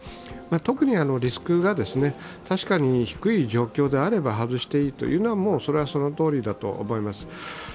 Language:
Japanese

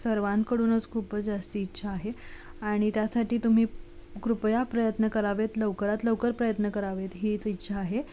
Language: Marathi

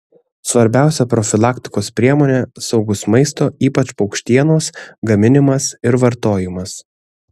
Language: Lithuanian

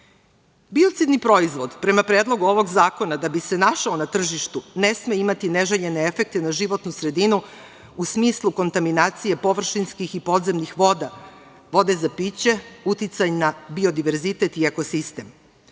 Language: Serbian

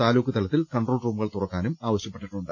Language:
Malayalam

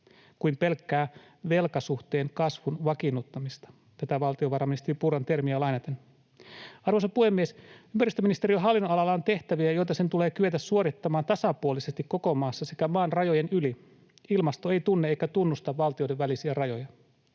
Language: Finnish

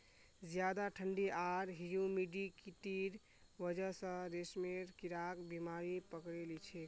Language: Magahi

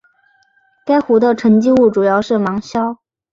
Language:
Chinese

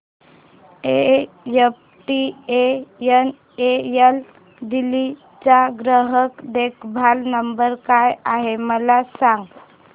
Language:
Marathi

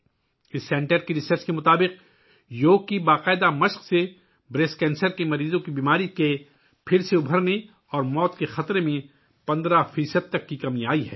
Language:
Urdu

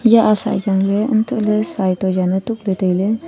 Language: Wancho Naga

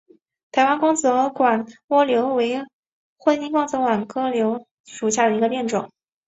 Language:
Chinese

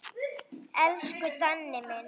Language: Icelandic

